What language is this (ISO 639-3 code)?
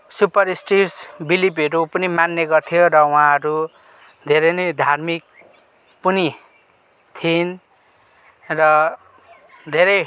nep